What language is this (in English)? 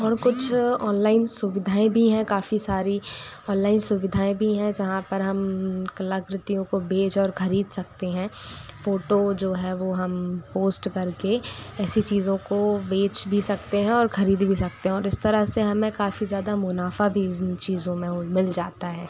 Hindi